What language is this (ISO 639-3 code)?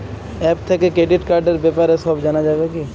ben